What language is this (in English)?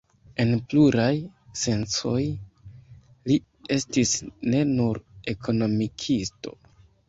Esperanto